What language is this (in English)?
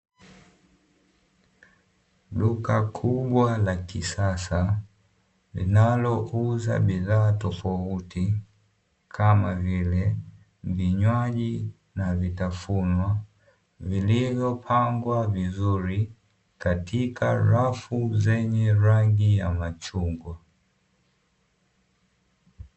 Swahili